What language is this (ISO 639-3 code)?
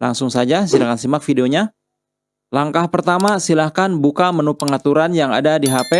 ind